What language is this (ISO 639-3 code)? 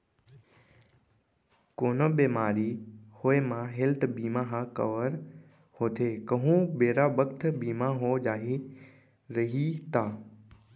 hne